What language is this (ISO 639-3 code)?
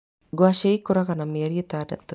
kik